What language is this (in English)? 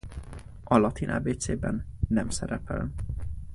Hungarian